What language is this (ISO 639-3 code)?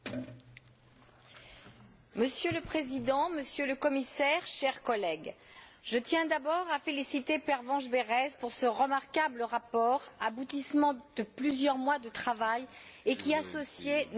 fra